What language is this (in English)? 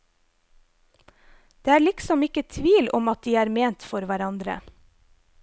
Norwegian